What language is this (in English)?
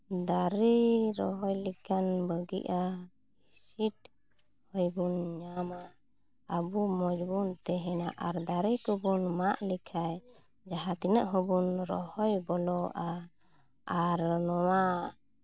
Santali